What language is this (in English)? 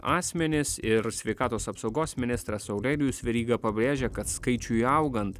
Lithuanian